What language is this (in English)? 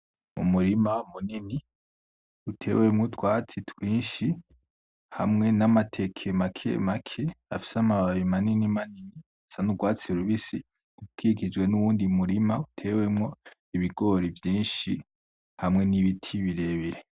Rundi